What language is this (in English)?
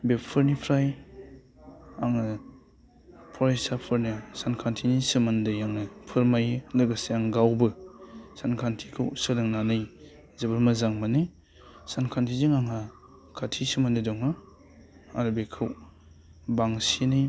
Bodo